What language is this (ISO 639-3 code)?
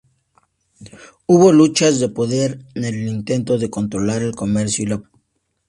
spa